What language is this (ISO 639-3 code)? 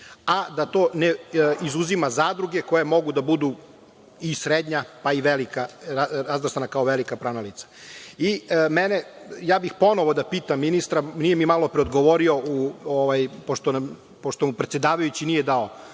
srp